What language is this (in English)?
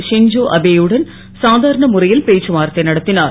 Tamil